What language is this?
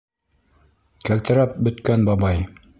Bashkir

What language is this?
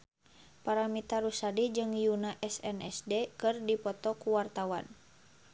Sundanese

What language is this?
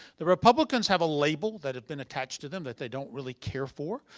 English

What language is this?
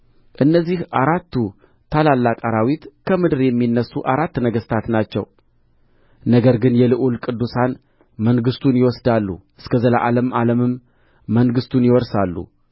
Amharic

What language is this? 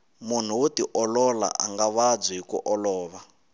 Tsonga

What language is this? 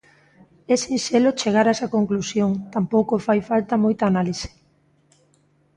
Galician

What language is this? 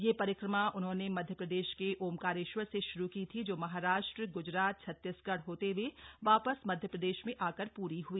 Hindi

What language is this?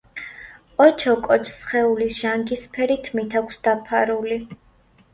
Georgian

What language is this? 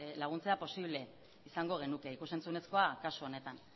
Basque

